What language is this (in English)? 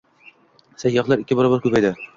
Uzbek